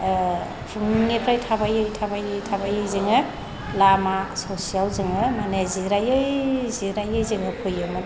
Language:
Bodo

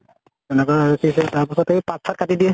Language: Assamese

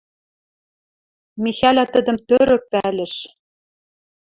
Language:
Western Mari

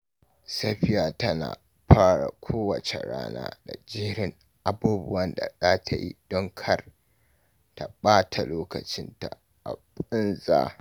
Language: Hausa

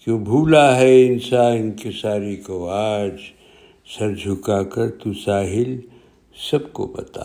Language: Urdu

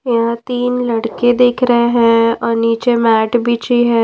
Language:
Hindi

